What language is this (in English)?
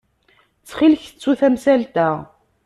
Kabyle